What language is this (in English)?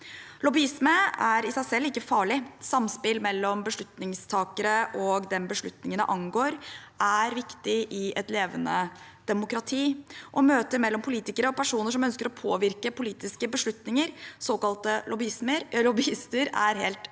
Norwegian